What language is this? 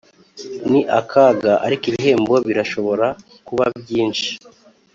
Kinyarwanda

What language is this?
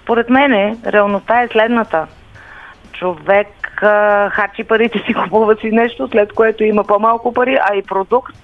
Bulgarian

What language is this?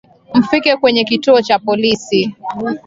Swahili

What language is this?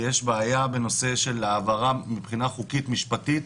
Hebrew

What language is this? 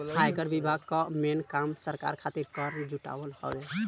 Bhojpuri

